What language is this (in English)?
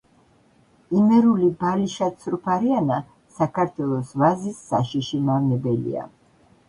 Georgian